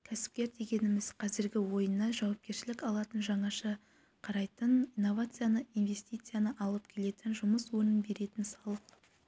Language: Kazakh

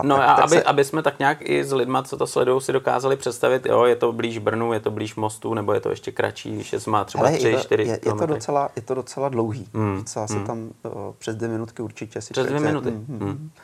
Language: Czech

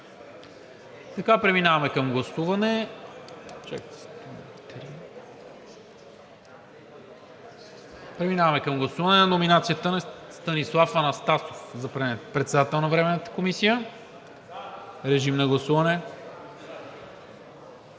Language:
Bulgarian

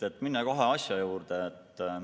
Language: Estonian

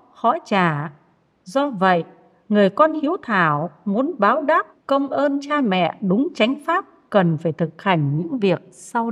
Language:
Vietnamese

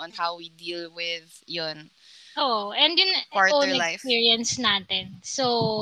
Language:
Filipino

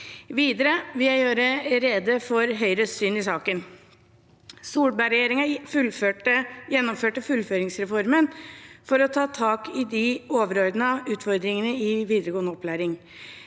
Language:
Norwegian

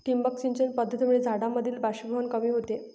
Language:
Marathi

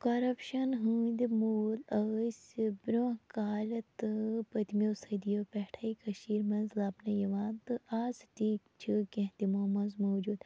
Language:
Kashmiri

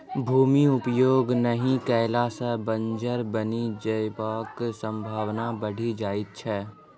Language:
Maithili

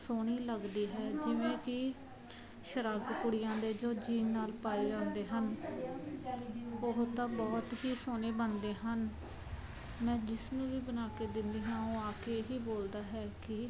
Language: Punjabi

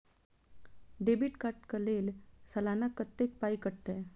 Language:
Maithili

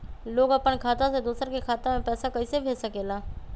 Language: Magahi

